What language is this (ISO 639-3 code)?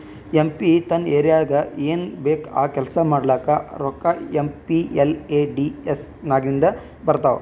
kan